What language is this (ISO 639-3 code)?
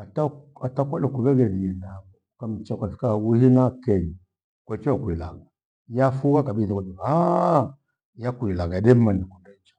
gwe